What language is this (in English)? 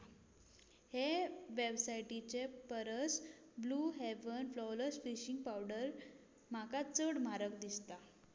Konkani